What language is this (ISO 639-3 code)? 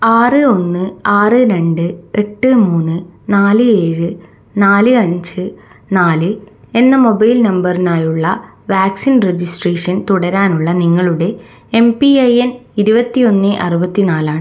mal